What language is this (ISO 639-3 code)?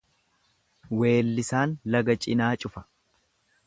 orm